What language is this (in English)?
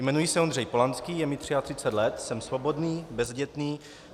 Czech